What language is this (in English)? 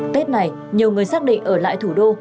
Vietnamese